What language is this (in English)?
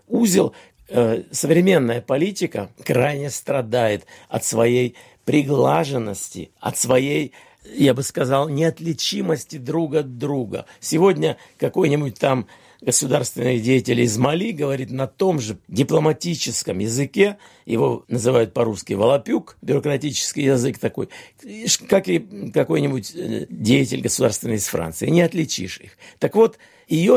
Russian